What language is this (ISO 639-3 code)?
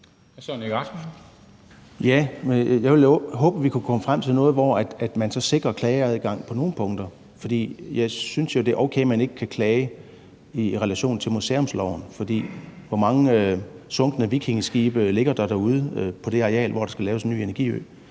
dan